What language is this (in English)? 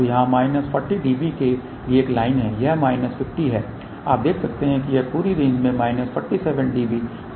Hindi